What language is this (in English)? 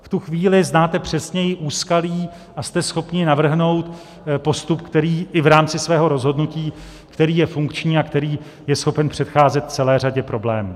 Czech